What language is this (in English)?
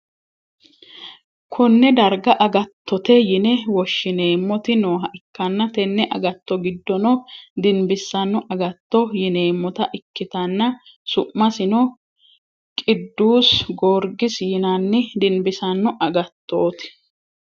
Sidamo